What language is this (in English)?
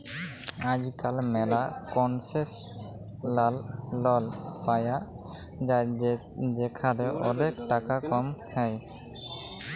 Bangla